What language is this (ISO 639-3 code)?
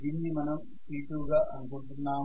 tel